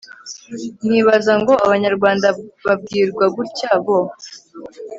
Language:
Kinyarwanda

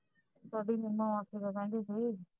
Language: Punjabi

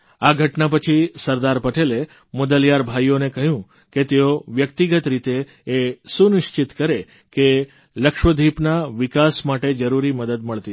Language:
Gujarati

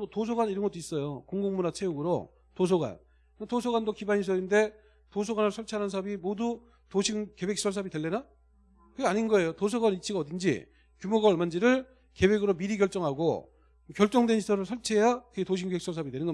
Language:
Korean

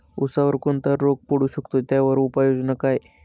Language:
Marathi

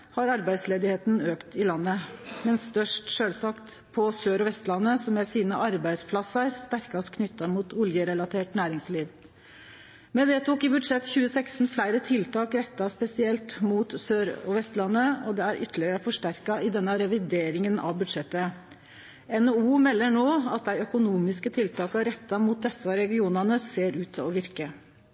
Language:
Norwegian Nynorsk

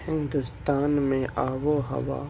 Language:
Urdu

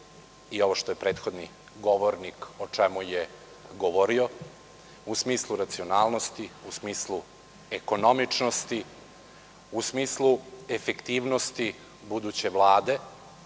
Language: Serbian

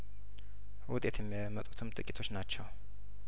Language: Amharic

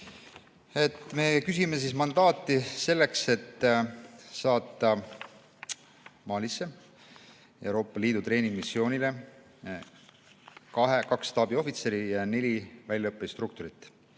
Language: Estonian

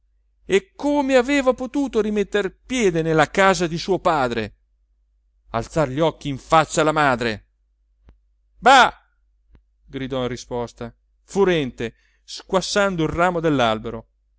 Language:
Italian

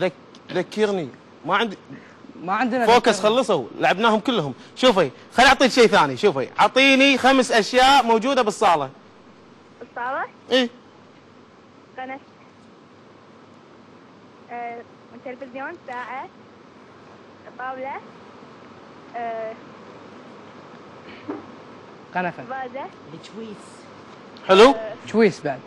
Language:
Arabic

